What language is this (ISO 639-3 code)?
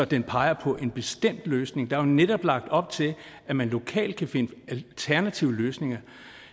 dan